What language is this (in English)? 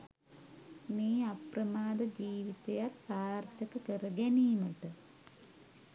Sinhala